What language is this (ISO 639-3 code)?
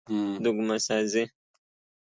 fas